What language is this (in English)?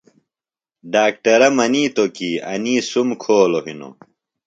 Phalura